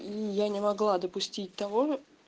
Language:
Russian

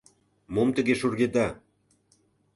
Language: Mari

